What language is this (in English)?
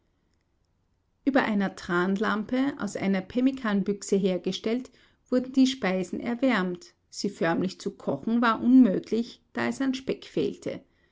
German